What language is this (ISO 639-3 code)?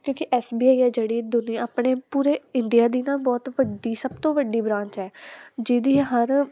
pan